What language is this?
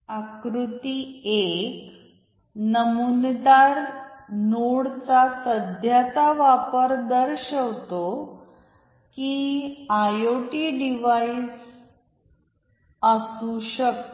Marathi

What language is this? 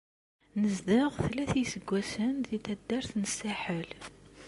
Kabyle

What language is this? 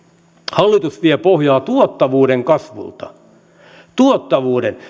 Finnish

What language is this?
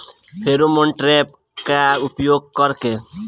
Bhojpuri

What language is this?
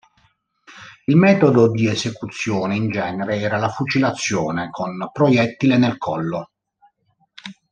Italian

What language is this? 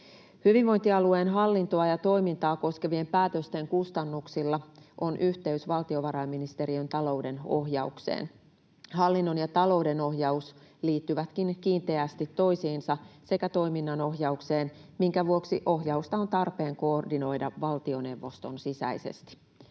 Finnish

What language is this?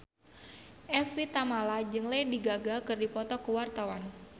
Sundanese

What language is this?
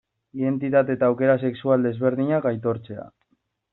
Basque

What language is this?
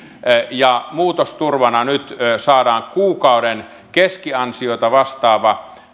Finnish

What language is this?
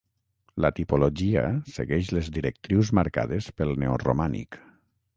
Catalan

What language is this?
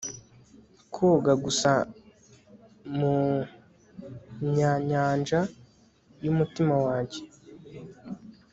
Kinyarwanda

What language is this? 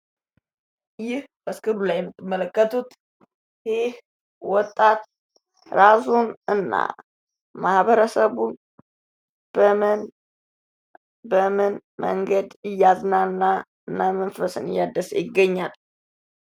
Amharic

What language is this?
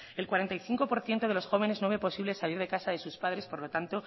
Spanish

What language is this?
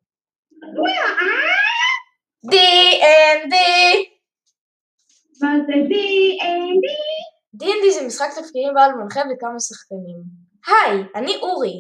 Hebrew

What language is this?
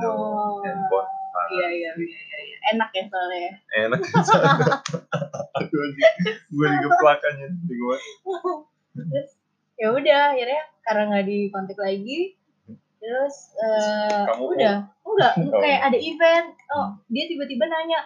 Indonesian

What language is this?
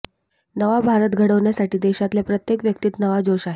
Marathi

